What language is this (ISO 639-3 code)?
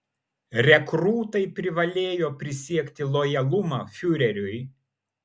lit